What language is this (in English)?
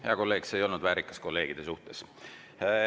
Estonian